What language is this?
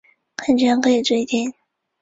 Chinese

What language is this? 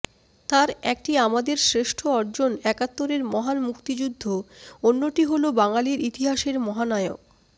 Bangla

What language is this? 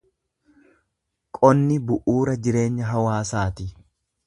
Oromo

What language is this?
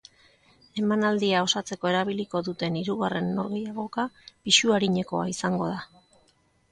Basque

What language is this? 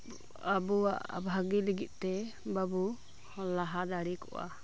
Santali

